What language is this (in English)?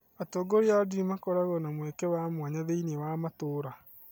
Kikuyu